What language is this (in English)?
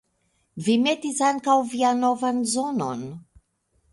Esperanto